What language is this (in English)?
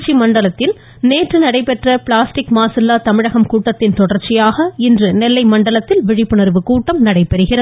Tamil